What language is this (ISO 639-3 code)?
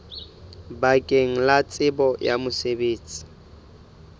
sot